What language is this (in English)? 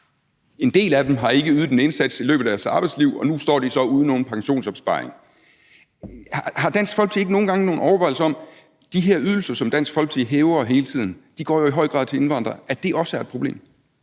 Danish